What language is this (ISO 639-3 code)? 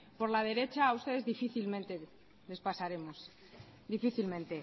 spa